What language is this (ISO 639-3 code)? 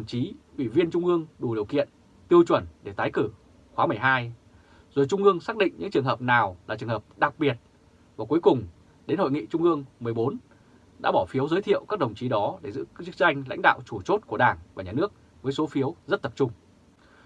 vie